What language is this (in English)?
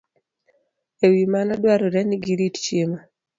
Luo (Kenya and Tanzania)